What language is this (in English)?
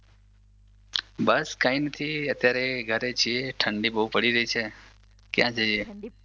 Gujarati